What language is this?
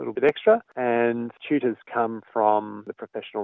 Indonesian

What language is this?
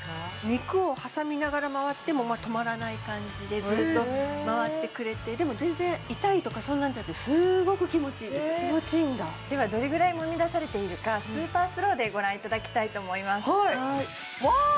Japanese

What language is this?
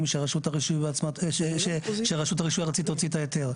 Hebrew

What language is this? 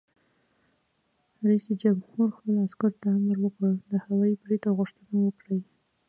Pashto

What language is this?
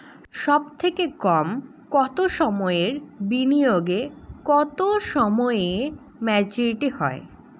Bangla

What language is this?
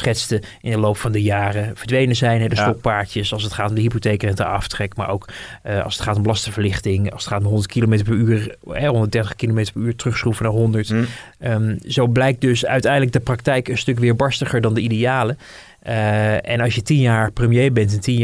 Dutch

